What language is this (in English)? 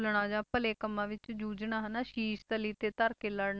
Punjabi